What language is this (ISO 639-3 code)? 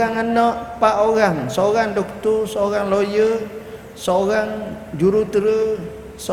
msa